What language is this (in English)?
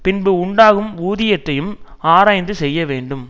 Tamil